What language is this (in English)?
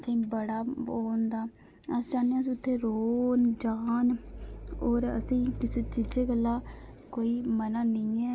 Dogri